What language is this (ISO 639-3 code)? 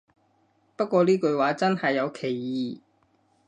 yue